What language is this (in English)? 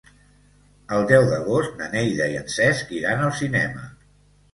Catalan